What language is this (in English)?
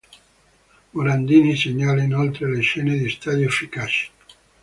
Italian